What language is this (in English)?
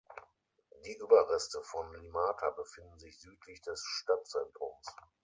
German